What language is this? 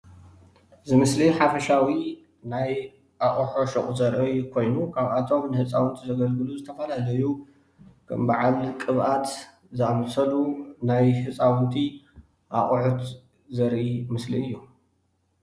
Tigrinya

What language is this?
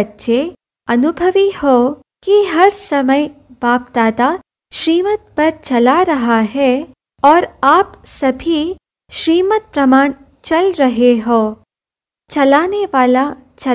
Hindi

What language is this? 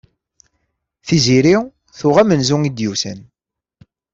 Kabyle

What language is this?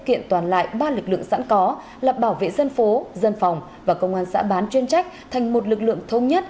Vietnamese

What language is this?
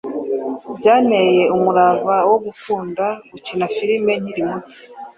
Kinyarwanda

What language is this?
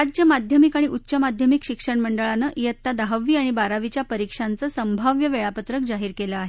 Marathi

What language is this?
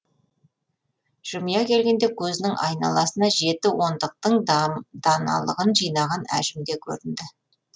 Kazakh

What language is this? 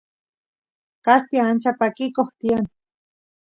Santiago del Estero Quichua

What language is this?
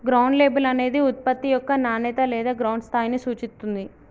Telugu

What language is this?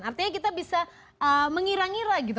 Indonesian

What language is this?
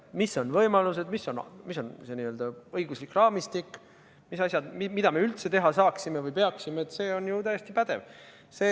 Estonian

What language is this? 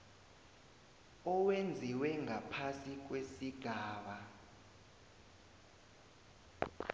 South Ndebele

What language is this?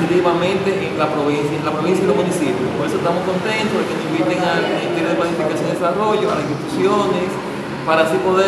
Spanish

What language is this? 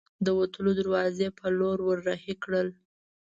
Pashto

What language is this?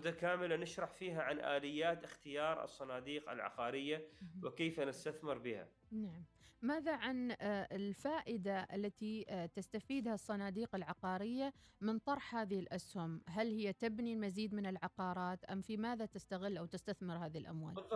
Arabic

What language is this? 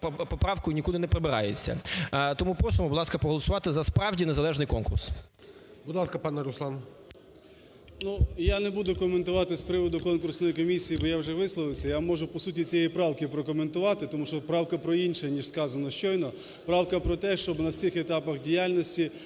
Ukrainian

